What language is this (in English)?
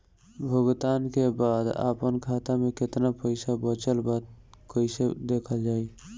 Bhojpuri